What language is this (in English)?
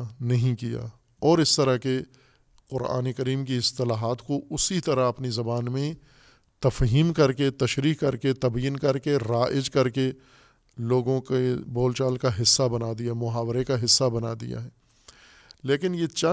Urdu